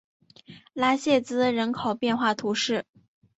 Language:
Chinese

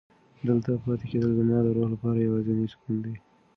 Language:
Pashto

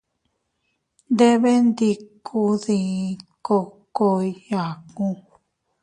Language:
Teutila Cuicatec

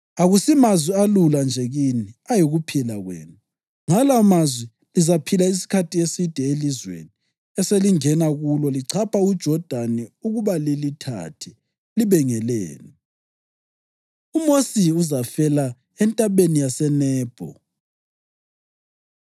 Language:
North Ndebele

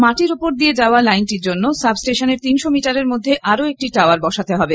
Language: Bangla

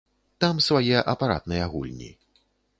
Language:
Belarusian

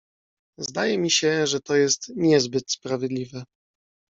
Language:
Polish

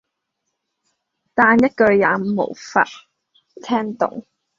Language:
Cantonese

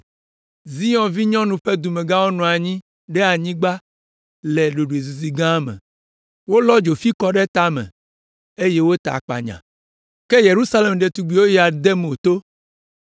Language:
Ewe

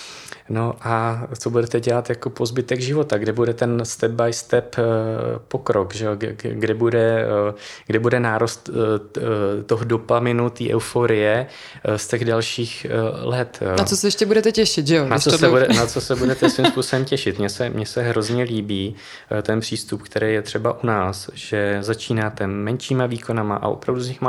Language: Czech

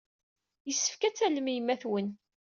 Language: Kabyle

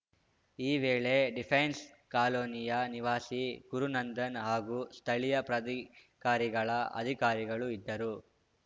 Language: Kannada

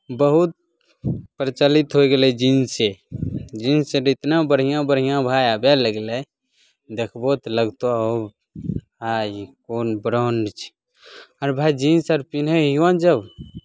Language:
Maithili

